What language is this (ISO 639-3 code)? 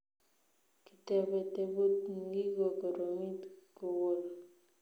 kln